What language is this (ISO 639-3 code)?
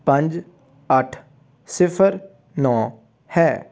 pan